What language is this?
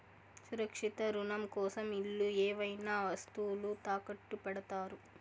Telugu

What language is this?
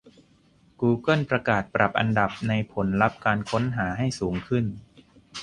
Thai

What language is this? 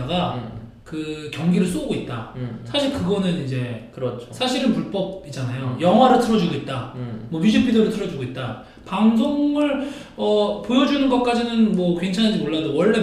Korean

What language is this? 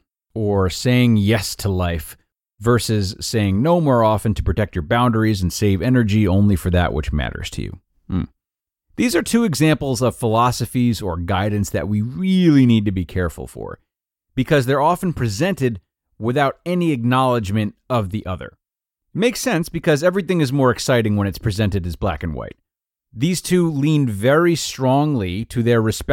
English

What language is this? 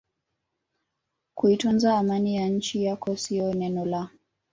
Swahili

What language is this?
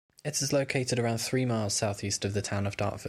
English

